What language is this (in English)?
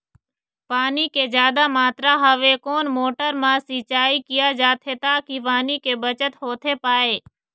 Chhattisgarhi